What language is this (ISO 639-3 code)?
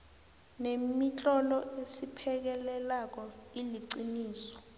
nbl